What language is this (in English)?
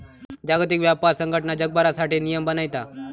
Marathi